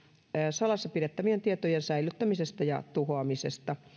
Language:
Finnish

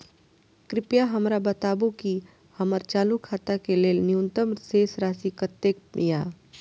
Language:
Maithili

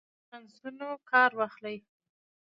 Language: Pashto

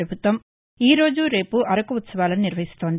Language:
Telugu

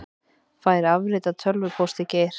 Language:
Icelandic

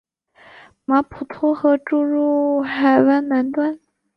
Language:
Chinese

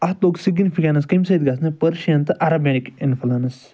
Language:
Kashmiri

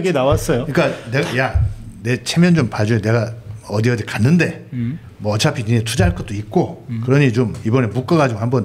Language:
Korean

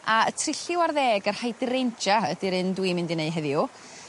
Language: Welsh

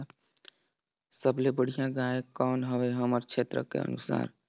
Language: Chhattisgarhi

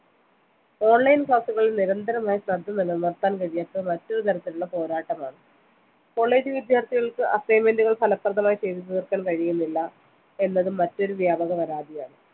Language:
Malayalam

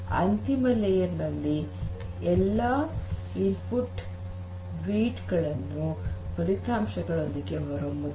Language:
Kannada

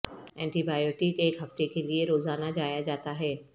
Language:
Urdu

